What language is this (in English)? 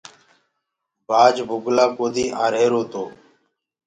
Gurgula